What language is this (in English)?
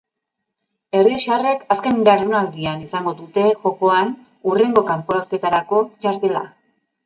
Basque